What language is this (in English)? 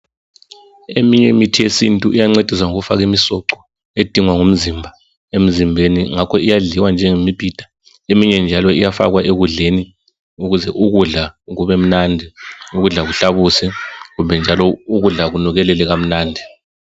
North Ndebele